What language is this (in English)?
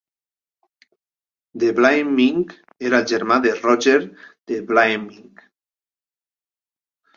Catalan